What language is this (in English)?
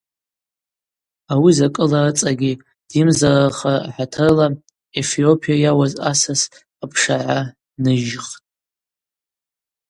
Abaza